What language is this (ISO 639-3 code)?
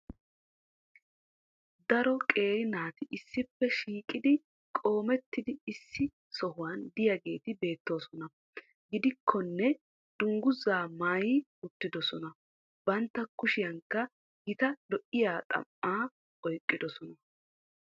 wal